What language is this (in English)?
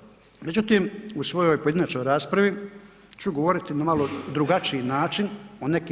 Croatian